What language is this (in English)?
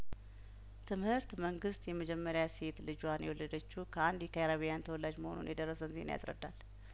Amharic